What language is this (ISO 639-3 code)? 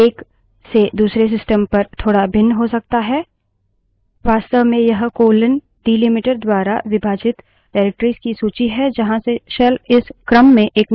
hin